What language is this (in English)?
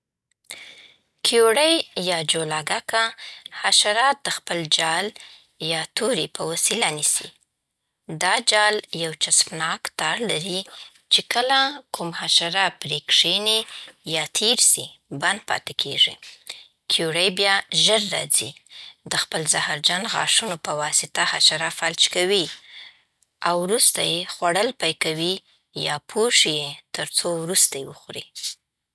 Southern Pashto